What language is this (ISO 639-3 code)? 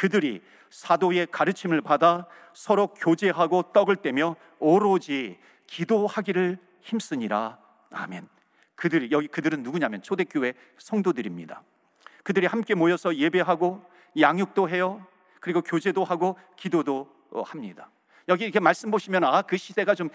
kor